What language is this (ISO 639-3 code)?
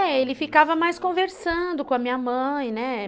por